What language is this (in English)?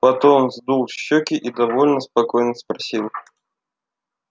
Russian